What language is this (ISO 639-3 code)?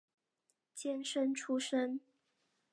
zho